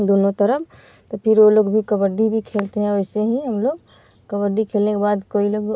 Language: Hindi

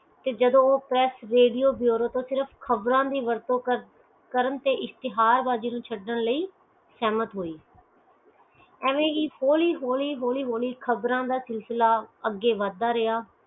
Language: Punjabi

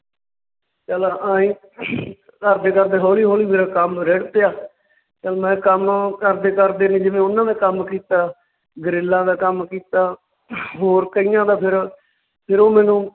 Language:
Punjabi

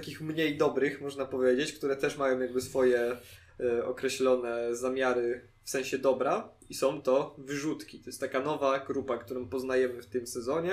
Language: Polish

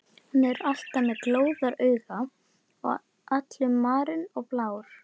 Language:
Icelandic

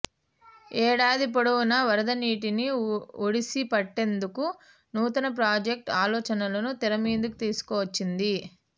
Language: Telugu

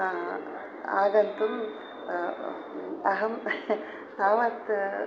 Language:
Sanskrit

